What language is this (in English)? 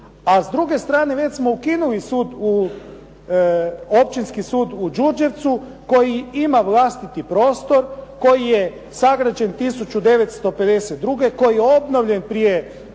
Croatian